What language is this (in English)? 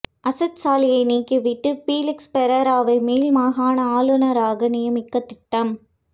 Tamil